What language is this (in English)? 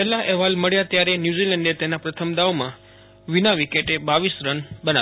Gujarati